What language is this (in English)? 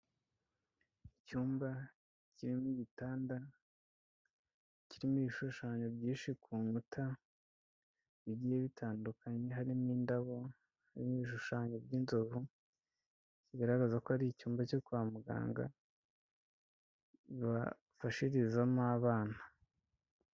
Kinyarwanda